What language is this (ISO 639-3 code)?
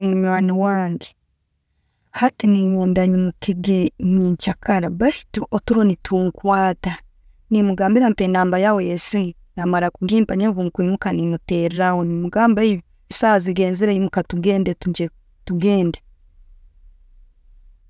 ttj